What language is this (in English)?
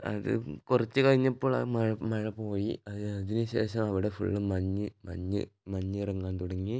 Malayalam